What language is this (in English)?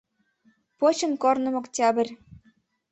Mari